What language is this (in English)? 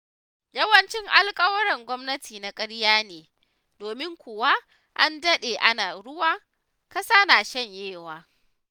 Hausa